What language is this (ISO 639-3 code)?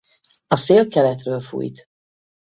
hun